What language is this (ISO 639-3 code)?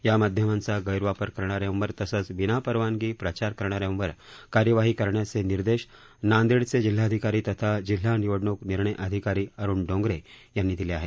mar